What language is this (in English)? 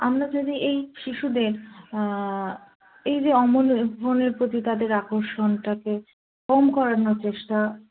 Bangla